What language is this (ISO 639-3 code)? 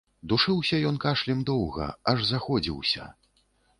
bel